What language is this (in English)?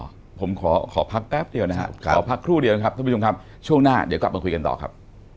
Thai